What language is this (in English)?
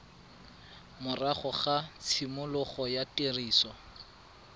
Tswana